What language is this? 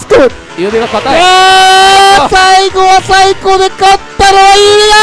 Japanese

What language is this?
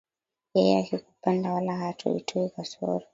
Swahili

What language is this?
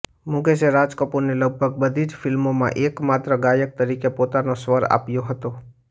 Gujarati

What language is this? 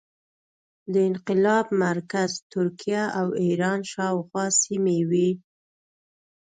Pashto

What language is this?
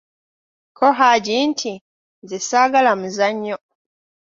Ganda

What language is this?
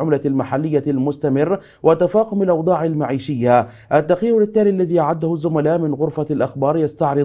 Arabic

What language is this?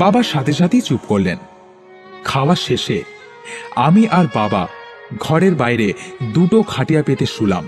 Bangla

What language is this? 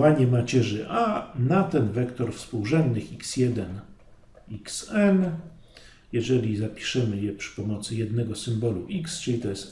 Polish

